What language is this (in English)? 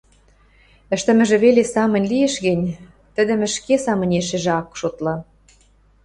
Western Mari